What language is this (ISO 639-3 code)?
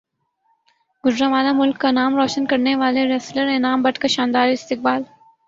urd